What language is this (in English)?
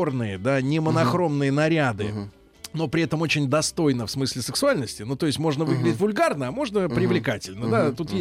Russian